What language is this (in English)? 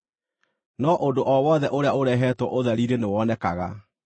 Kikuyu